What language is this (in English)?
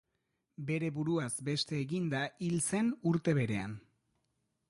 Basque